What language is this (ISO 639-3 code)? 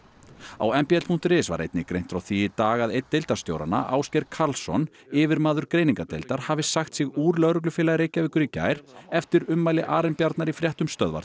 isl